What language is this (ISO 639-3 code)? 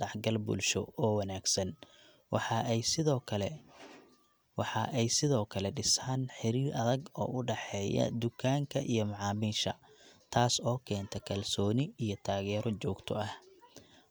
som